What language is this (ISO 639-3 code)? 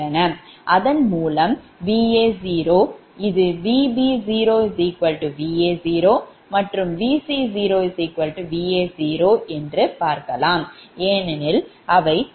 tam